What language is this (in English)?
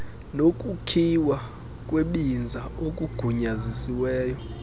Xhosa